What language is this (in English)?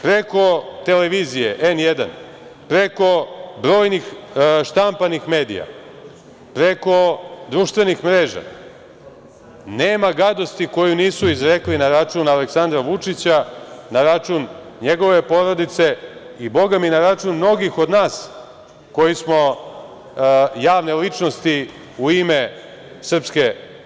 Serbian